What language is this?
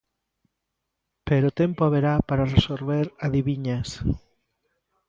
Galician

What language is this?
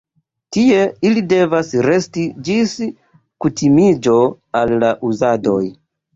Esperanto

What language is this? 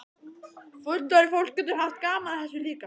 Icelandic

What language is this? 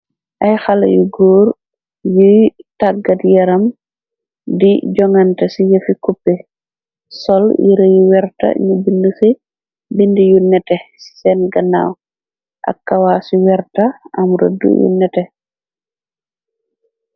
Wolof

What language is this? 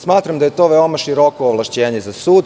Serbian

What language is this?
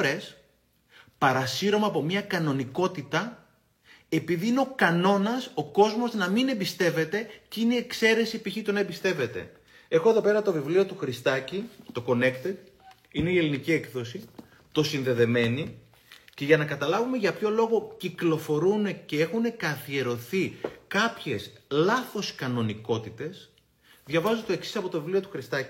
Greek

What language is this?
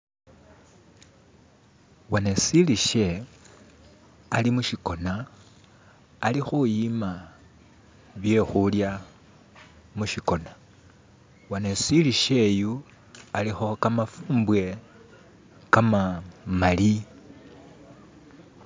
Masaaba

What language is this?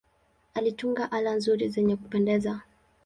Swahili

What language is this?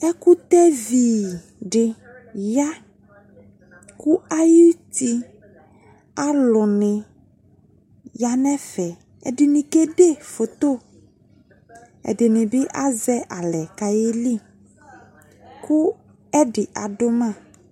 Ikposo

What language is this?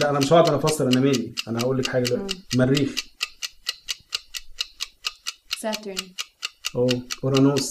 Arabic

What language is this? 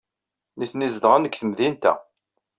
Kabyle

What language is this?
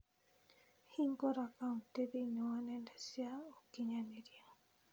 Kikuyu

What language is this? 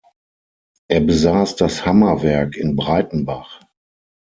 German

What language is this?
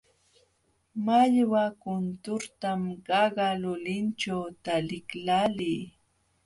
Jauja Wanca Quechua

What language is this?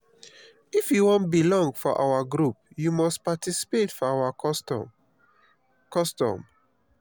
Nigerian Pidgin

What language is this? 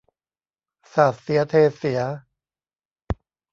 Thai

